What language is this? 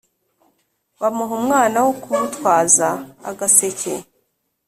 Kinyarwanda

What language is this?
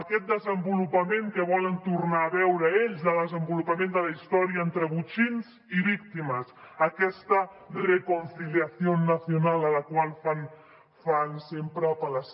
Catalan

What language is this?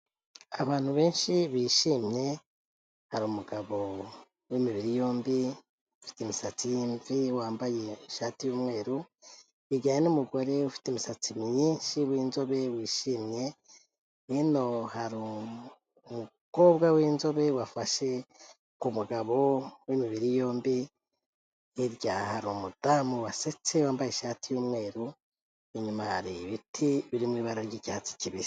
Kinyarwanda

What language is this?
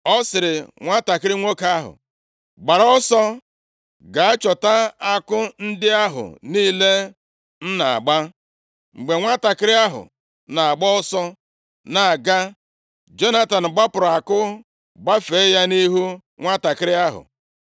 Igbo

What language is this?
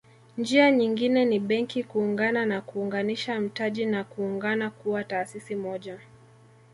Swahili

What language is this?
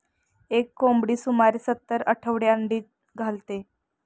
Marathi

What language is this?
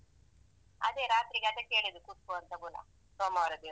Kannada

